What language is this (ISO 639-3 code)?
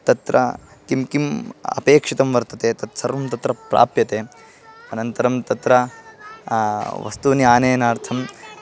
san